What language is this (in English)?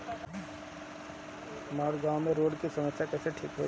Bhojpuri